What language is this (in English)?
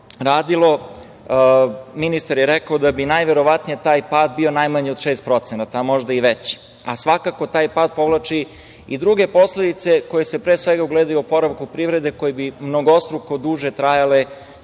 Serbian